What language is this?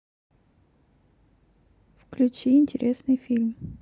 Russian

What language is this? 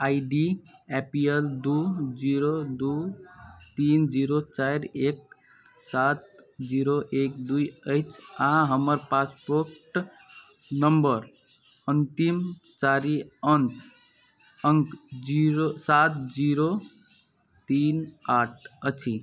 Maithili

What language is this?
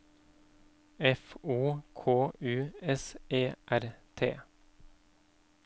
Norwegian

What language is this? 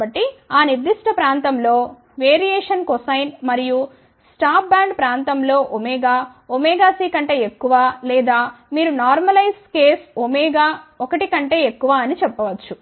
Telugu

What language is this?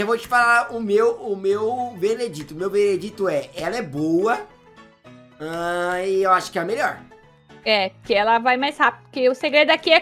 Portuguese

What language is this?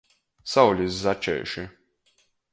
Latgalian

